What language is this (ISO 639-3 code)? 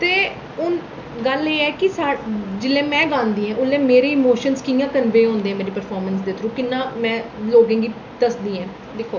doi